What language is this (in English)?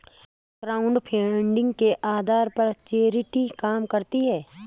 Hindi